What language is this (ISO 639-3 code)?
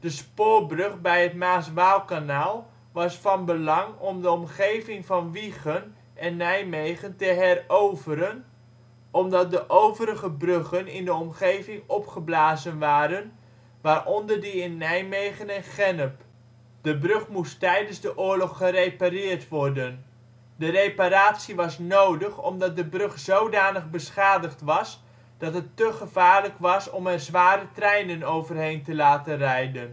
nld